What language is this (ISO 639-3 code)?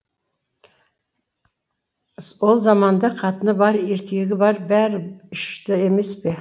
kaz